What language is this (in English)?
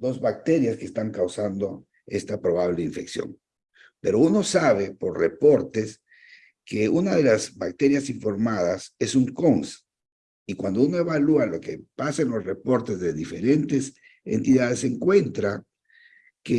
Spanish